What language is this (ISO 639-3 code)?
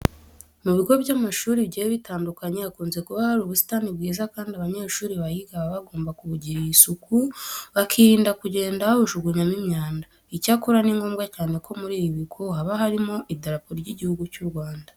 kin